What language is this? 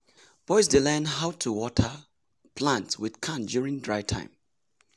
Nigerian Pidgin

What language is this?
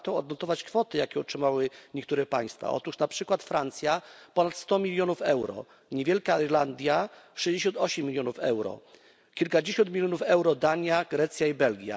Polish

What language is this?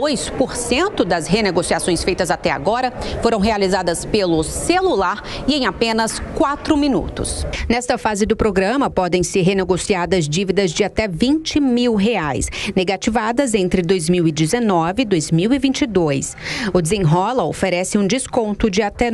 Portuguese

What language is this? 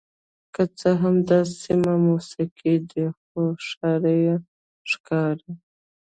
Pashto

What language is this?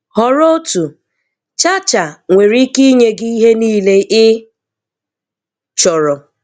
Igbo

